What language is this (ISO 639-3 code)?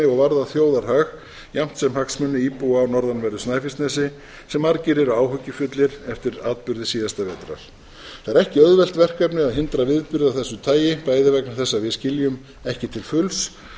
isl